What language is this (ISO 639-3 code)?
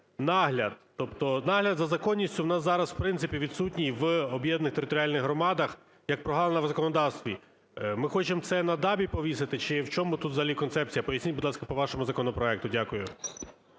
ukr